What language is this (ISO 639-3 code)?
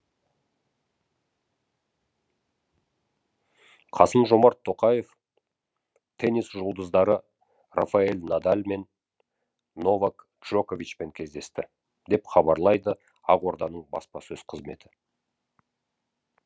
kaz